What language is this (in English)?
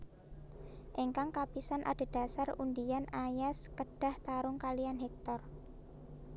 Javanese